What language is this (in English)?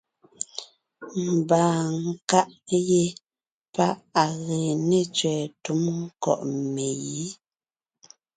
Ngiemboon